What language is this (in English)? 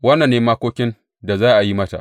Hausa